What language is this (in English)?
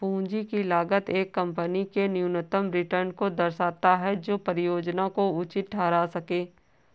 Hindi